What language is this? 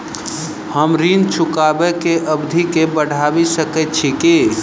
Maithili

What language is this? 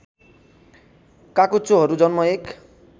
Nepali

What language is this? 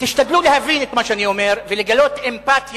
Hebrew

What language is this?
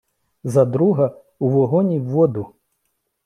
Ukrainian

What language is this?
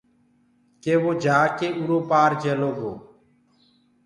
Gurgula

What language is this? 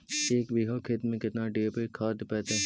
Magahi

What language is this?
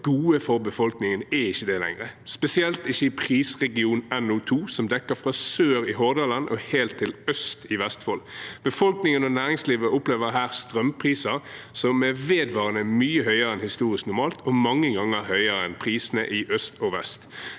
Norwegian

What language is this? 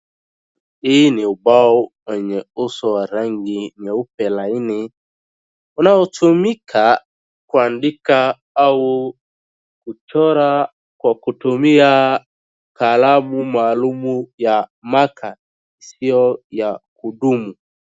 Swahili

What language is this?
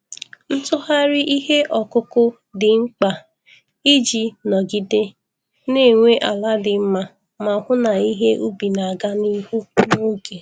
Igbo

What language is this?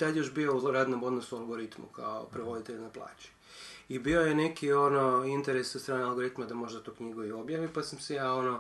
Croatian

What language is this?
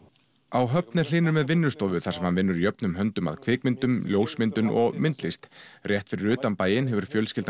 Icelandic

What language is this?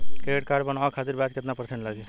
Bhojpuri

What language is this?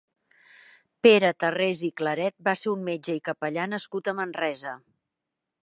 Catalan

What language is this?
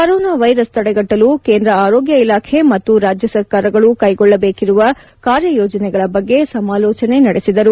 Kannada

